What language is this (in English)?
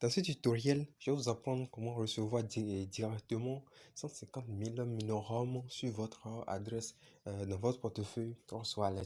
French